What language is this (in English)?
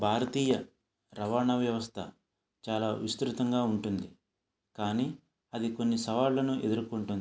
Telugu